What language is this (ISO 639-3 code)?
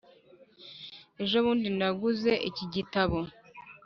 kin